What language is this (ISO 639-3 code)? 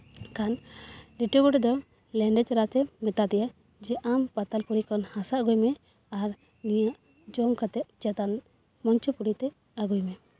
sat